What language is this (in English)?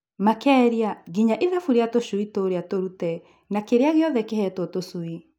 Kikuyu